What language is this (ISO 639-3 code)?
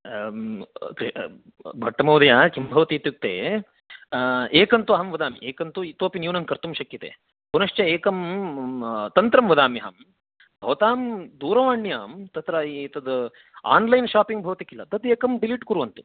san